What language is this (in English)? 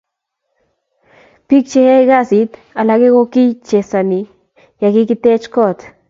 Kalenjin